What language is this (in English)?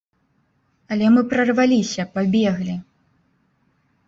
Belarusian